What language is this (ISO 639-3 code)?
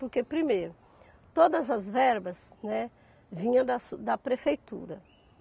por